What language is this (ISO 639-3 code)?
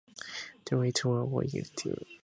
eng